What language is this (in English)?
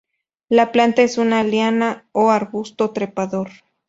Spanish